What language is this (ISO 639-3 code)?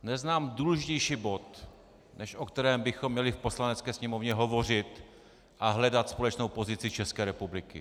ces